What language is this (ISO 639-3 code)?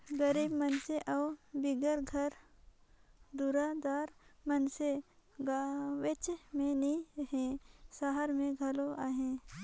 hne